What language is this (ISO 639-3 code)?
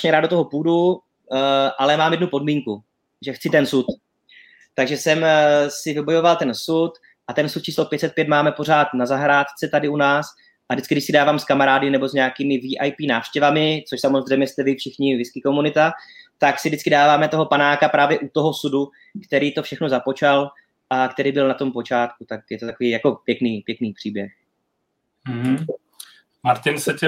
ces